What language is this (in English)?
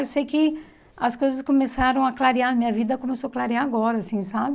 Portuguese